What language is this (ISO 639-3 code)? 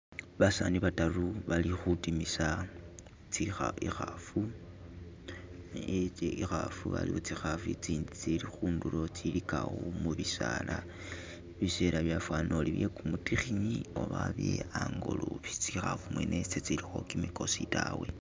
myx